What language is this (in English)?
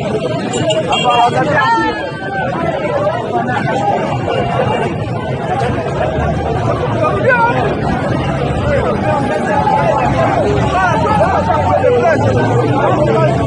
French